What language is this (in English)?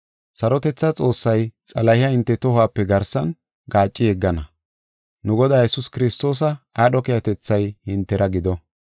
Gofa